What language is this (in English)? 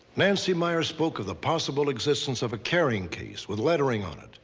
English